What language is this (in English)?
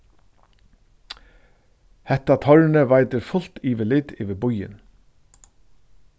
Faroese